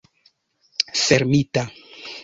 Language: Esperanto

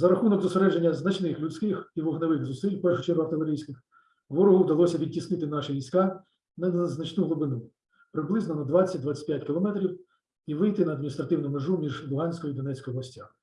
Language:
Ukrainian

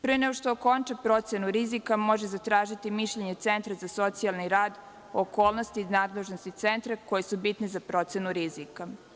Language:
Serbian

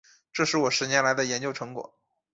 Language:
Chinese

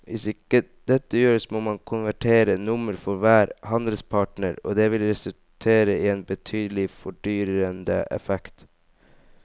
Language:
Norwegian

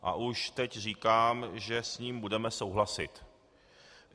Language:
Czech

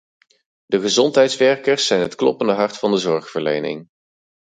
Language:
Dutch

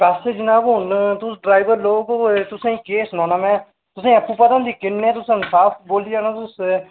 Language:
Dogri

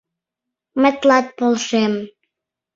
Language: Mari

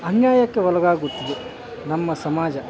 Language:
Kannada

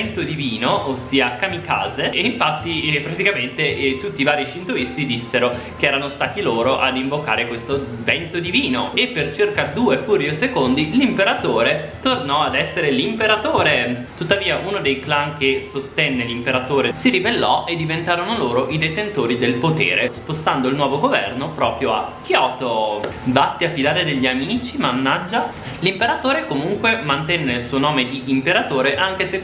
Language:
Italian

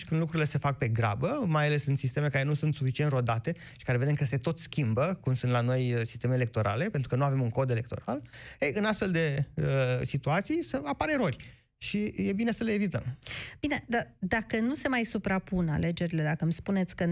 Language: Romanian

